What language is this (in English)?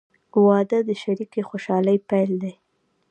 Pashto